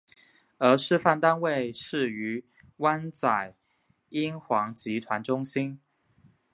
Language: Chinese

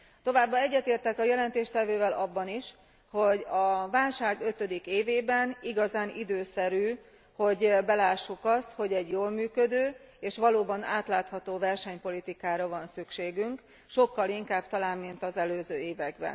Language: Hungarian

